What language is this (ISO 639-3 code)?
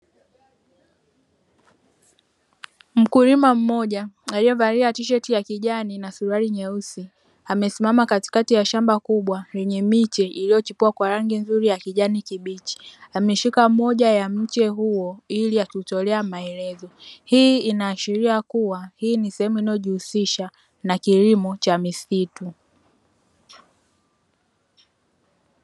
swa